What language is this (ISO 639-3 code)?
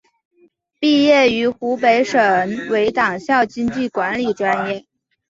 zho